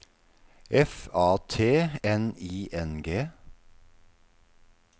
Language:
Norwegian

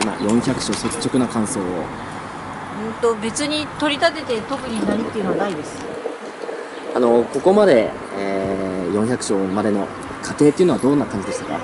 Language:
Japanese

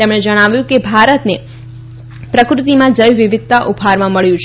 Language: Gujarati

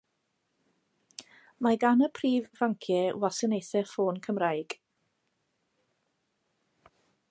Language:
Welsh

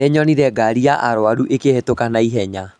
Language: Kikuyu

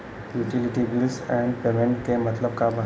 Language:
Bhojpuri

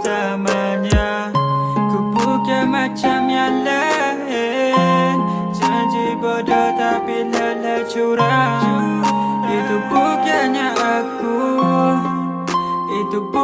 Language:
Vietnamese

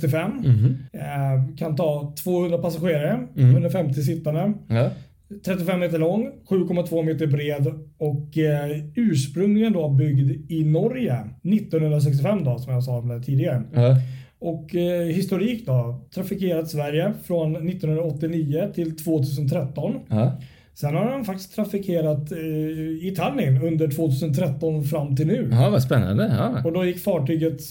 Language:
Swedish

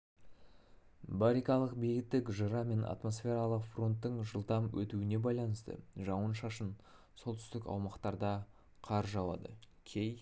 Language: Kazakh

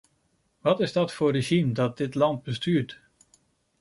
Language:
Dutch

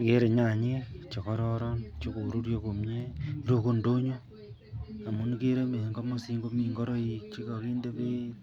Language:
Kalenjin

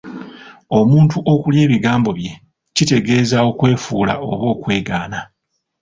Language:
Ganda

